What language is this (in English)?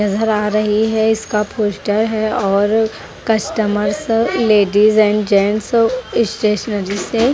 Hindi